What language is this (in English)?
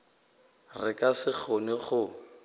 Northern Sotho